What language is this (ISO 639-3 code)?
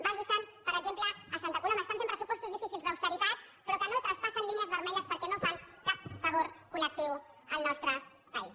cat